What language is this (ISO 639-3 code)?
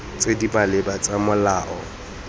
tsn